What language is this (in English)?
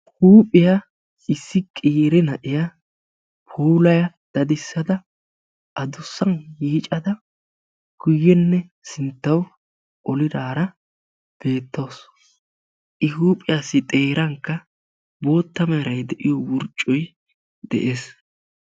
Wolaytta